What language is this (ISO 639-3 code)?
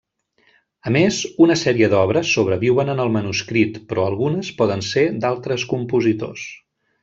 cat